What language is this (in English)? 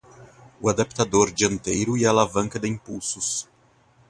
Portuguese